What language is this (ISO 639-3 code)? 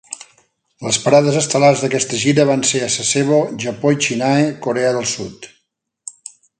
cat